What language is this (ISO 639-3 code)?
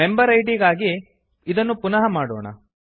kan